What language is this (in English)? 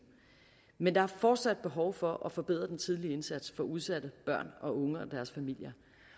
Danish